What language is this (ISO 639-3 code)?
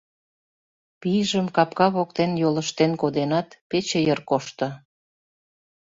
chm